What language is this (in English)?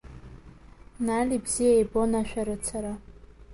Abkhazian